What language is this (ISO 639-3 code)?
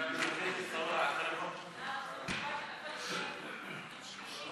heb